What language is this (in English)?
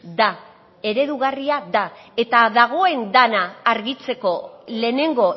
Basque